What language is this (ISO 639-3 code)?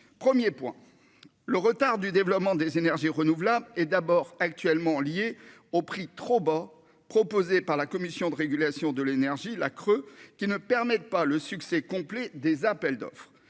fra